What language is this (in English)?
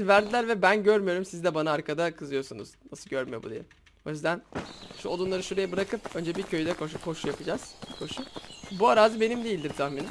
Turkish